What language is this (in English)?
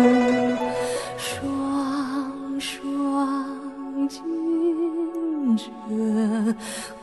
Chinese